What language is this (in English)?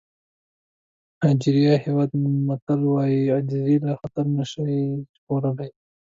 Pashto